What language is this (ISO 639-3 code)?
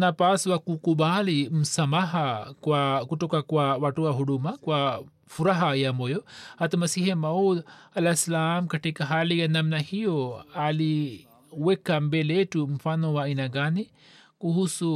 swa